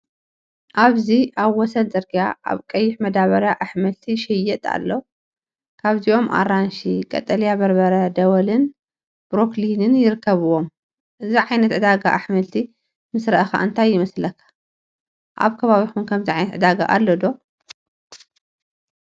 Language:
Tigrinya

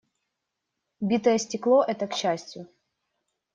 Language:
Russian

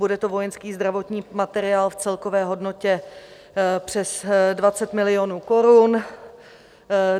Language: Czech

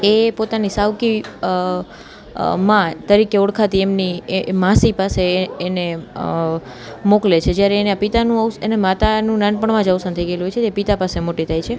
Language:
Gujarati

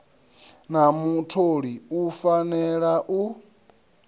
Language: Venda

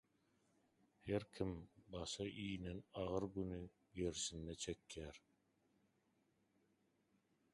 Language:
Turkmen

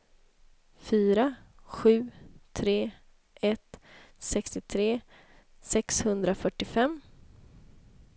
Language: Swedish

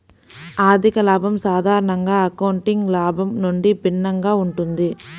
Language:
Telugu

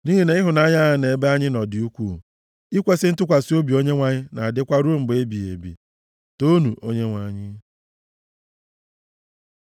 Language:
Igbo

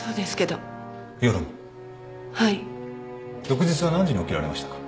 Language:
Japanese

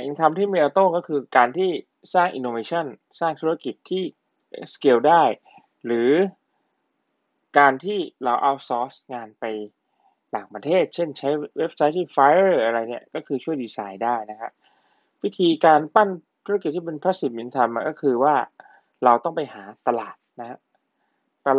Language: Thai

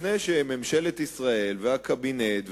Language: Hebrew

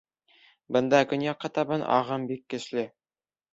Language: Bashkir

